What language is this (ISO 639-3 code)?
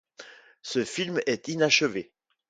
fra